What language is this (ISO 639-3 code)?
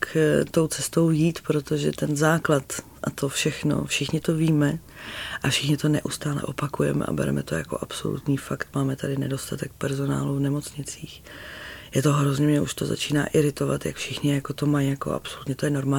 ces